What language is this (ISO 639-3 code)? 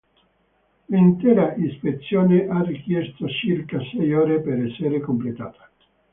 ita